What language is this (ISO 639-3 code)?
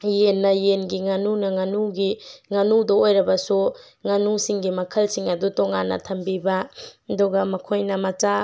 mni